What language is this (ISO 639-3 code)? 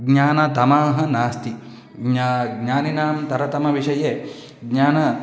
san